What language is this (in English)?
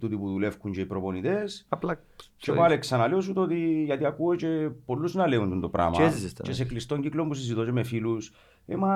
Greek